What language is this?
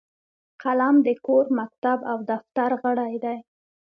Pashto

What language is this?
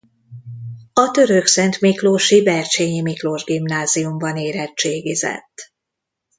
Hungarian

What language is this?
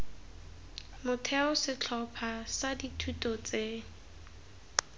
Tswana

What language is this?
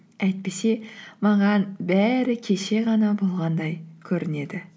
Kazakh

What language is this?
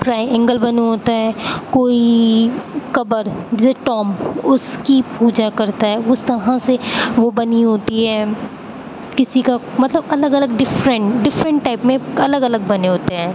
Urdu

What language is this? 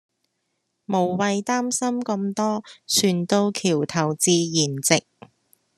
Cantonese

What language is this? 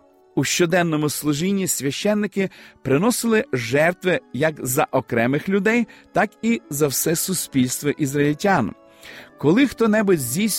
Ukrainian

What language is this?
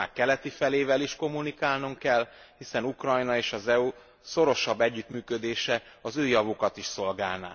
Hungarian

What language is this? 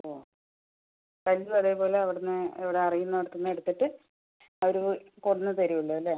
Malayalam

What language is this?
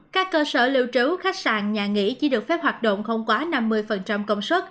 Vietnamese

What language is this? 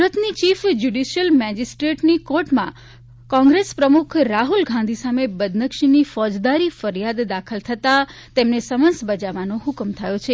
Gujarati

